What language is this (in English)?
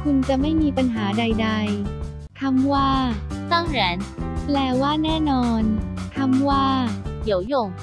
Thai